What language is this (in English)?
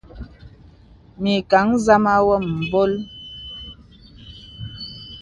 Bebele